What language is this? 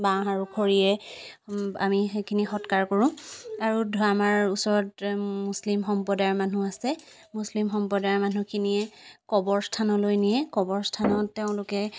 Assamese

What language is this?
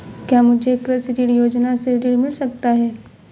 Hindi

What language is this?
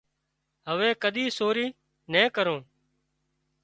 Wadiyara Koli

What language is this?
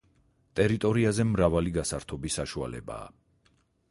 Georgian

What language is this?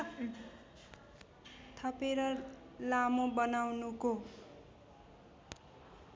Nepali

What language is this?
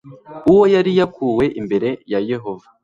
Kinyarwanda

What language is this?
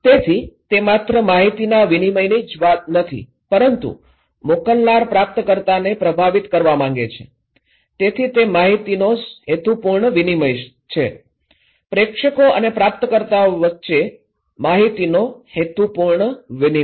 Gujarati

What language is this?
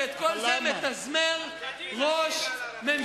Hebrew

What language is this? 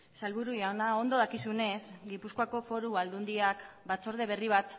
Basque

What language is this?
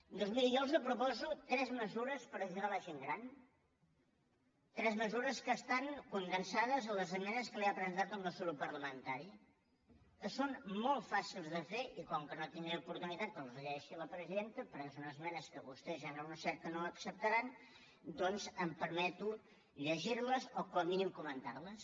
Catalan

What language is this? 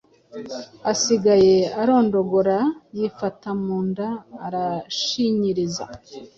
Kinyarwanda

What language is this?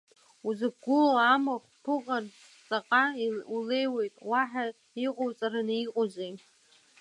Abkhazian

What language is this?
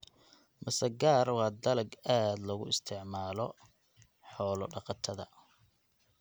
Somali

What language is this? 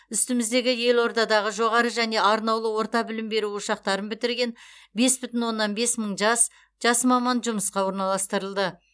Kazakh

